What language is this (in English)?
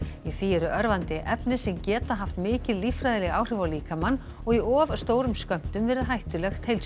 Icelandic